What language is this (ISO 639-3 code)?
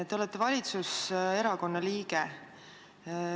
est